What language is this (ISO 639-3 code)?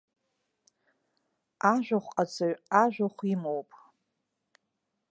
abk